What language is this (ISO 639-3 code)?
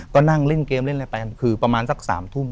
tha